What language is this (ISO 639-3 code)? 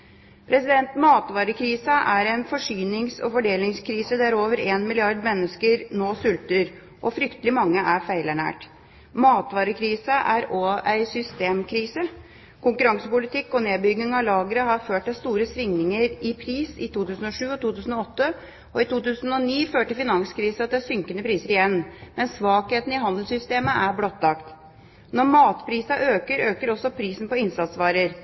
nob